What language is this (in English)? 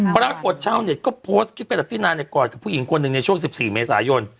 Thai